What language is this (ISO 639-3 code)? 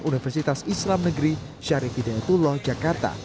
ind